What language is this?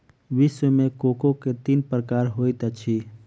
Maithili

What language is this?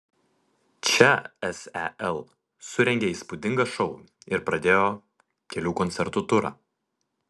Lithuanian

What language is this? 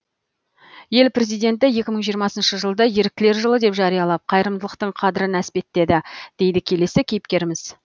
Kazakh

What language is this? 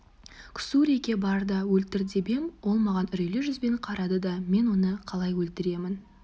Kazakh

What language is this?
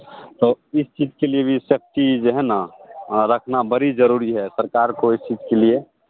Hindi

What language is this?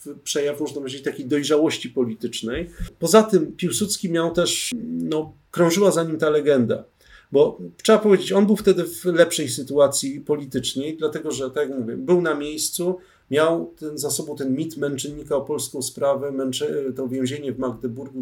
Polish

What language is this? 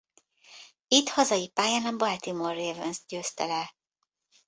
Hungarian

